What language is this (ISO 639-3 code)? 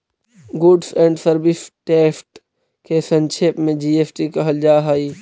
mag